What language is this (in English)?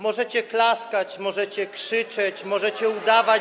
Polish